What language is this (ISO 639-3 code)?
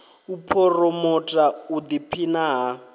ven